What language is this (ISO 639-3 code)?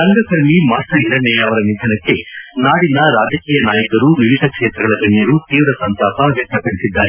kan